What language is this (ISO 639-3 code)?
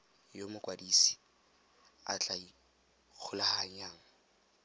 tsn